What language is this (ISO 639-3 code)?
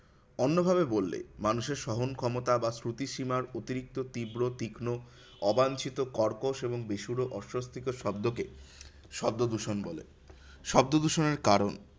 ben